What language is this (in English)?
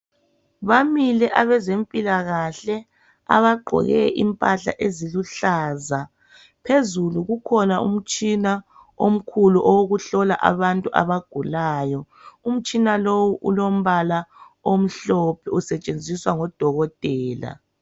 North Ndebele